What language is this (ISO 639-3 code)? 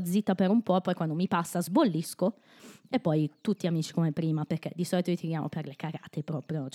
ita